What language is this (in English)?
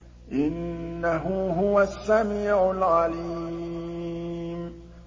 Arabic